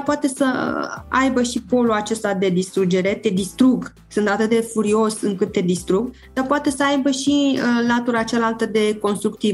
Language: Romanian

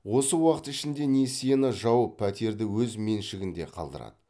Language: Kazakh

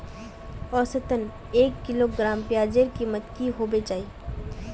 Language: Magahi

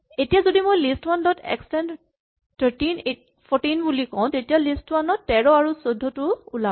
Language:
Assamese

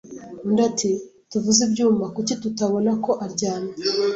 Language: Kinyarwanda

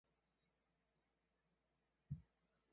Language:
Chinese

